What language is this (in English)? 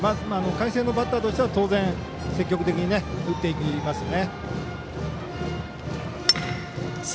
Japanese